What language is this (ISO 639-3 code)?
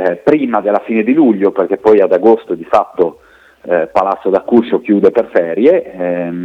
ita